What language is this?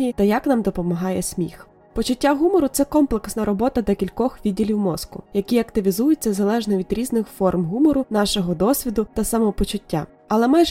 Ukrainian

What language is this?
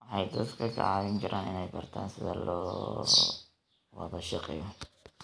Somali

